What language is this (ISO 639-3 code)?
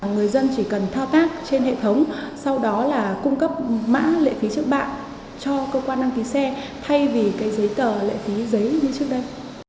vie